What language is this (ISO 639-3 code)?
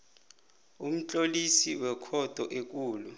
nbl